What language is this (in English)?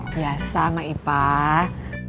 Indonesian